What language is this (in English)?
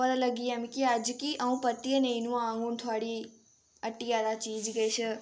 Dogri